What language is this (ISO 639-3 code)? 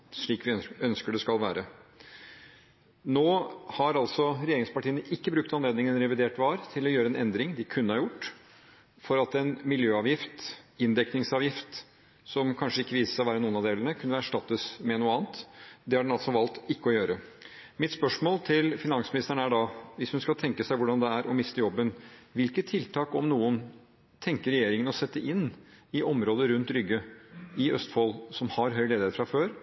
nob